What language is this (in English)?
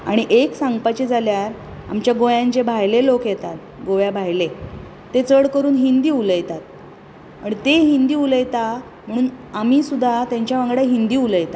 Konkani